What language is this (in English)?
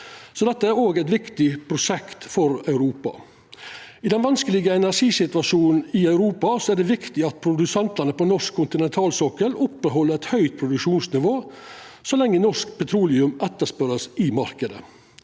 Norwegian